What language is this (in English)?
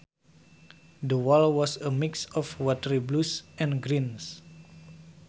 Sundanese